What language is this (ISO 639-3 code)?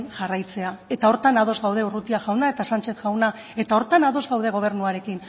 eus